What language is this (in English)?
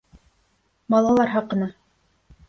Bashkir